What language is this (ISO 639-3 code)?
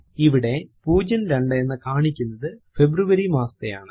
mal